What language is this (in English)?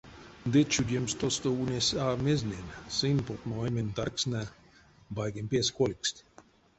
Erzya